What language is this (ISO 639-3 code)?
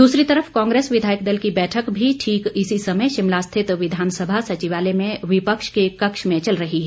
hin